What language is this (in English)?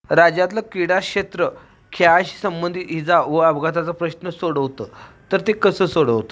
Marathi